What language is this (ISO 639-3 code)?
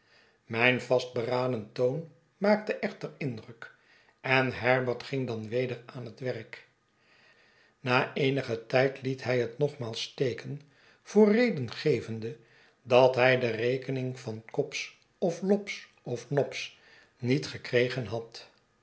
nld